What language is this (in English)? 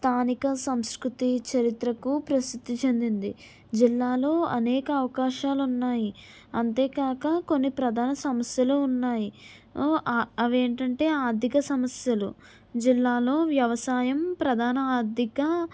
Telugu